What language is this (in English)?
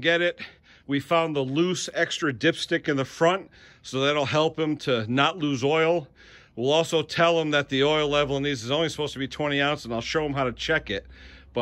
English